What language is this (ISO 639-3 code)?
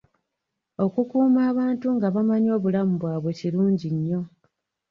lug